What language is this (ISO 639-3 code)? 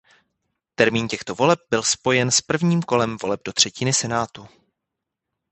ces